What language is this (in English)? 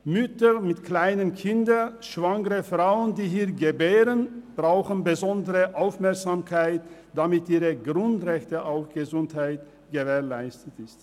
Swiss German